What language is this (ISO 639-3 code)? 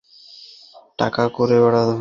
ben